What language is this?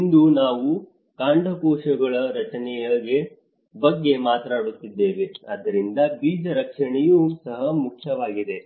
Kannada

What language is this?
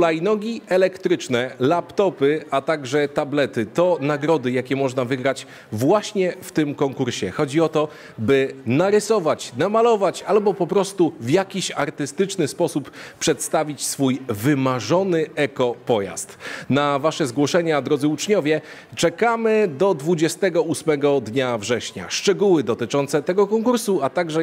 Polish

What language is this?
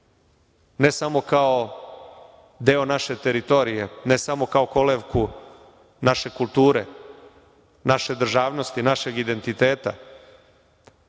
Serbian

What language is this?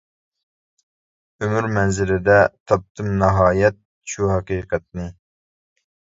Uyghur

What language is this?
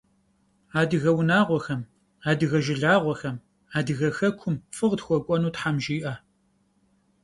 Kabardian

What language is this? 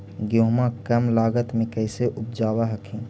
Magahi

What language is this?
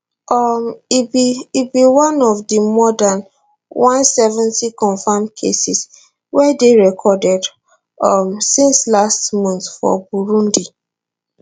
Nigerian Pidgin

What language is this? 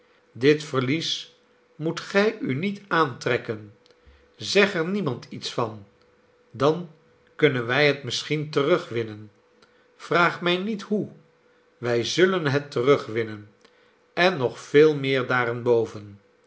Dutch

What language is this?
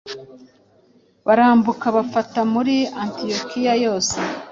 Kinyarwanda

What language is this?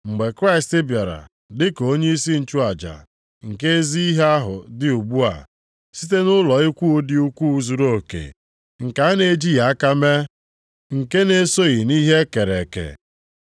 Igbo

